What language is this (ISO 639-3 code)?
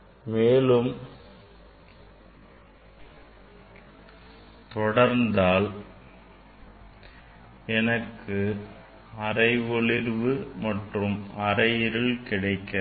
tam